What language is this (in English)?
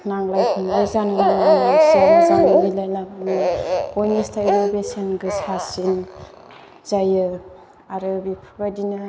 Bodo